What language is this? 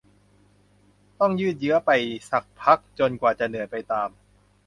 Thai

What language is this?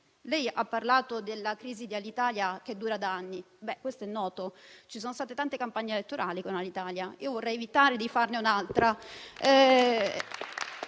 Italian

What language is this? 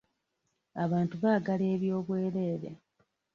Ganda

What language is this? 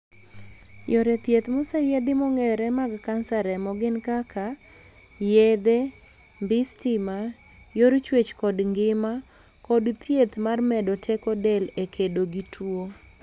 Luo (Kenya and Tanzania)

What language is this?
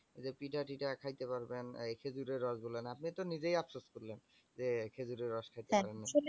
Bangla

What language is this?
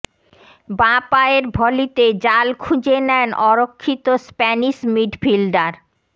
Bangla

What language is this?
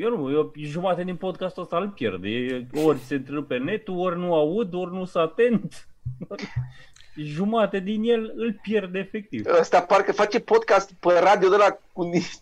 Romanian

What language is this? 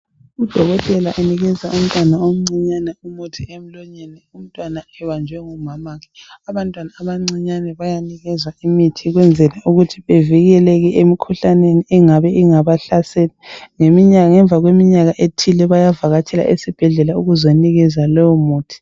North Ndebele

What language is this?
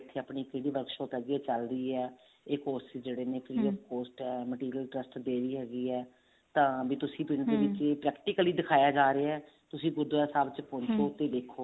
Punjabi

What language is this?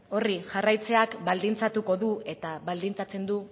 Basque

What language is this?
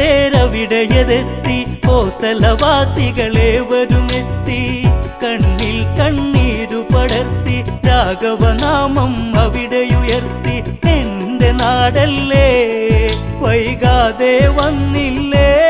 Malayalam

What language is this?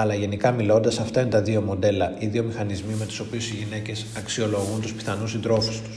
Greek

